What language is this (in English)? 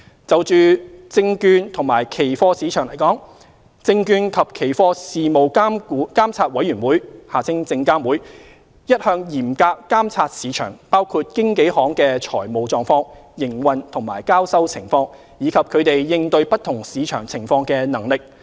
Cantonese